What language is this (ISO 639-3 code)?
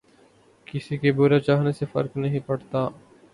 urd